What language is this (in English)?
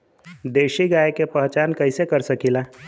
Bhojpuri